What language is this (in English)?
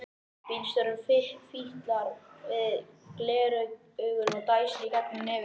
Icelandic